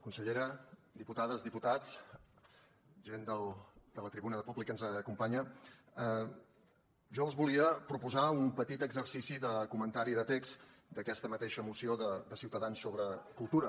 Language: Catalan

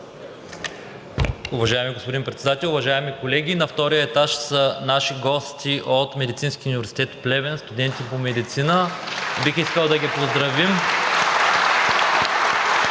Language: Bulgarian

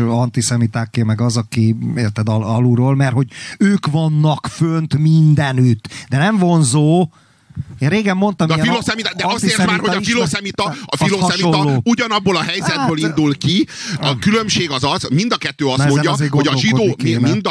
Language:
Hungarian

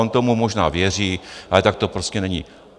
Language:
Czech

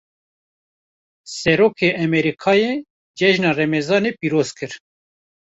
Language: Kurdish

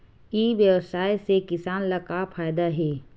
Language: Chhattisgarhi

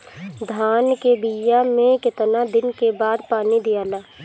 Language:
Bhojpuri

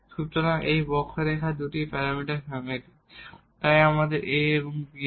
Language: Bangla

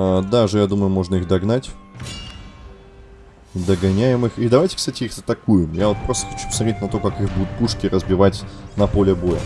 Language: Russian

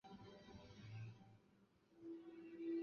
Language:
Chinese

